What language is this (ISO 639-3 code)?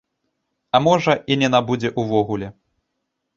bel